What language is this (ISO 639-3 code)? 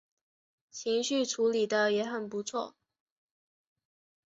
zho